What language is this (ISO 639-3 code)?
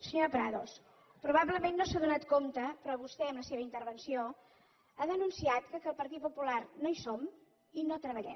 cat